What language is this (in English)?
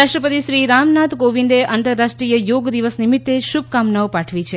Gujarati